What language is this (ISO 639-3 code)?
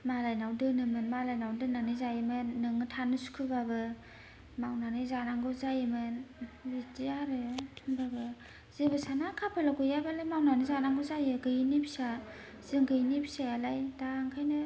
brx